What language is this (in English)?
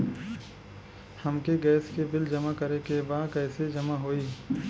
Bhojpuri